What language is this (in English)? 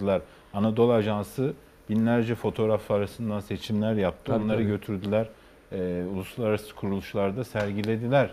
Turkish